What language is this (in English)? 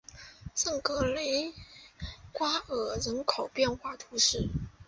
Chinese